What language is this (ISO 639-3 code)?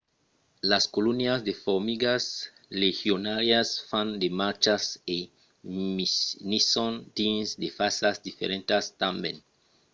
oci